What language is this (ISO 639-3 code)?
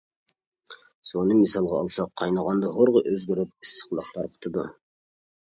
uig